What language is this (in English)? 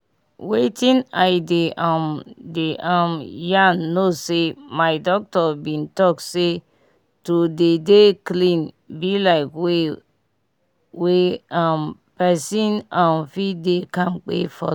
Nigerian Pidgin